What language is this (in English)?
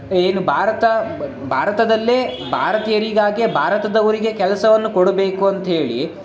Kannada